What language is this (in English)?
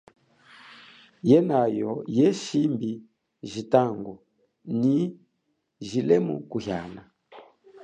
Chokwe